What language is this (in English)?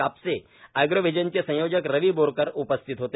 Marathi